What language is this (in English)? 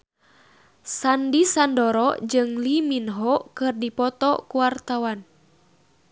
Sundanese